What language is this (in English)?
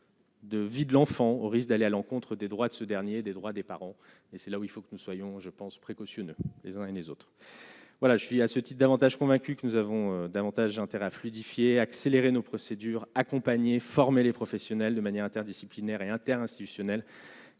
French